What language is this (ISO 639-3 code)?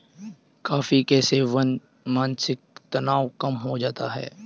hin